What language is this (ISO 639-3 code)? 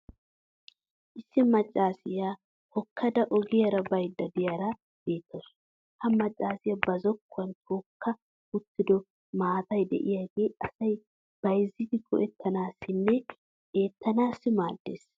wal